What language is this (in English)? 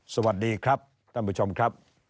Thai